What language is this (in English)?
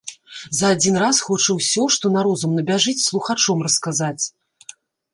Belarusian